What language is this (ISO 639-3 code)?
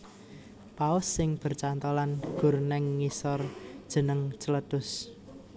jav